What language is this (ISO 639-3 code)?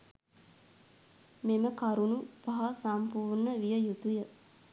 sin